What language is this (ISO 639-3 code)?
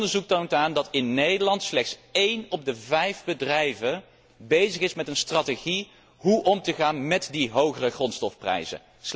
nld